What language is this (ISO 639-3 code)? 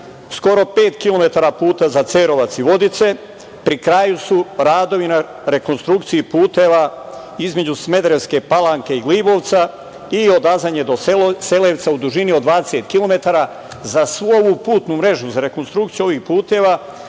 srp